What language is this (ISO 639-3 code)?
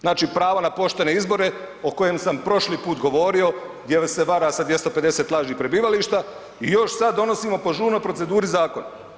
hrv